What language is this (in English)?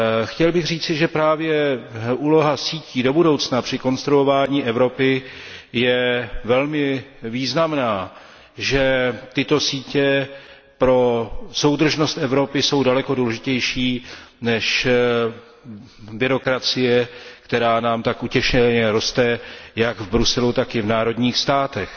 Czech